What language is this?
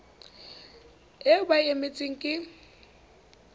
Southern Sotho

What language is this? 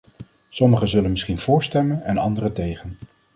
Dutch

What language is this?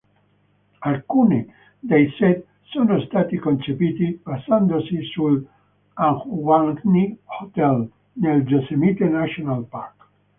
Italian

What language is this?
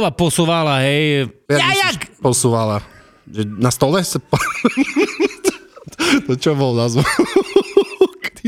Slovak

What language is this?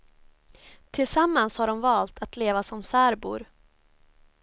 Swedish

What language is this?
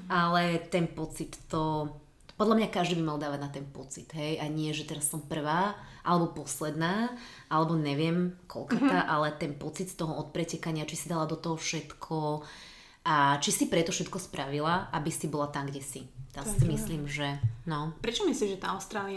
Slovak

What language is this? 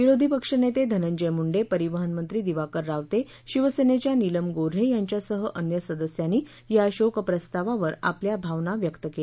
Marathi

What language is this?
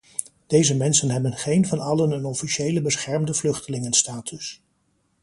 Dutch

